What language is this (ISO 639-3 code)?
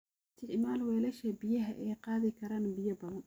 som